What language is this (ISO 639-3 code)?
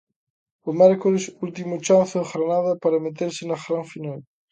glg